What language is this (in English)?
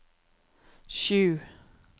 Norwegian